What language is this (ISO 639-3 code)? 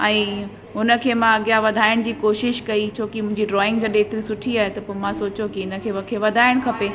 snd